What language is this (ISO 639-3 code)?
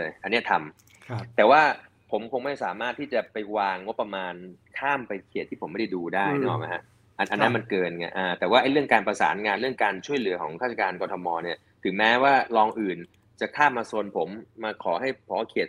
tha